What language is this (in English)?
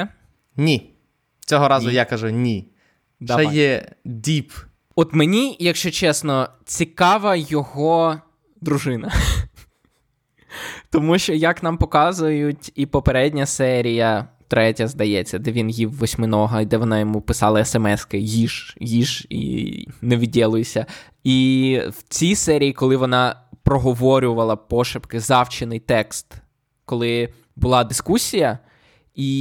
Ukrainian